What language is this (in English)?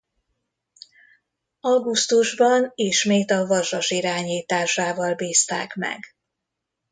Hungarian